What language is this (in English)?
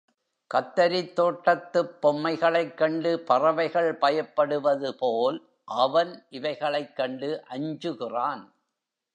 Tamil